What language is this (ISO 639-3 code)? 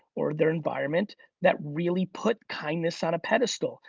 eng